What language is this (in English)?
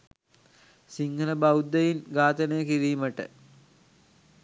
Sinhala